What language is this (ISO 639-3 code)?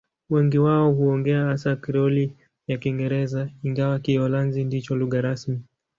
swa